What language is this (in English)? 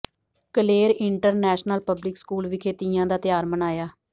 Punjabi